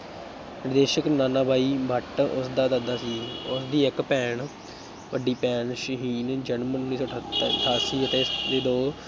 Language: Punjabi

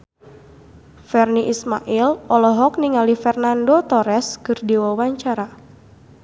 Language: Sundanese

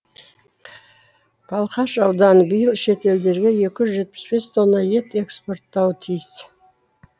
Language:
Kazakh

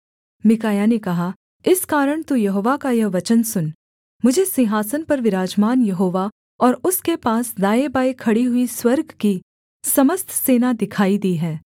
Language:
Hindi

